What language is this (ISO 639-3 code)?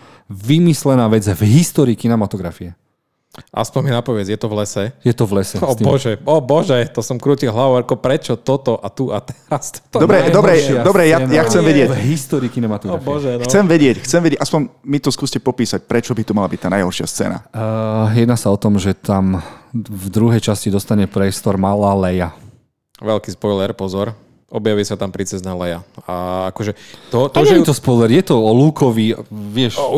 slk